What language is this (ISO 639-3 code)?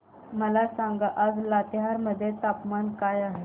mar